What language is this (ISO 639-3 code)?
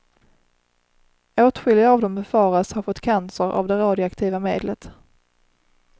swe